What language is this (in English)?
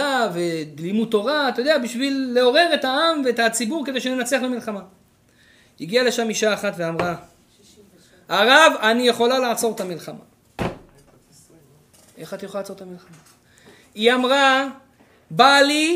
Hebrew